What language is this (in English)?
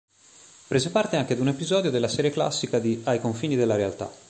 Italian